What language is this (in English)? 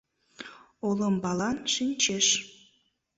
Mari